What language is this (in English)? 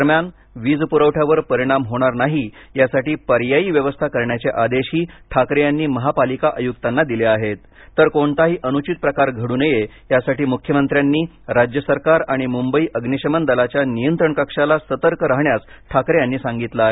Marathi